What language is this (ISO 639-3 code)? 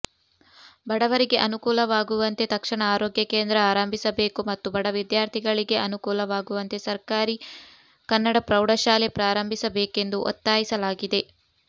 kan